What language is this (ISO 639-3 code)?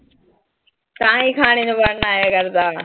pan